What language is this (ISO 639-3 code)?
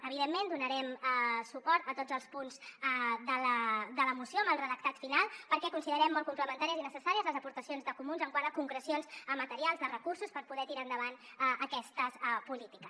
cat